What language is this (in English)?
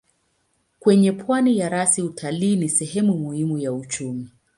Swahili